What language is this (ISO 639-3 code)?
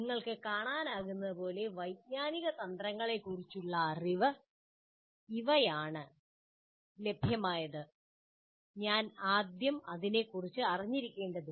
mal